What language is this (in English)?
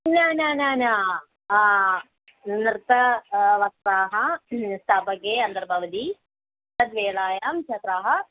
Sanskrit